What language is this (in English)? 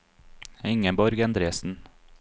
Norwegian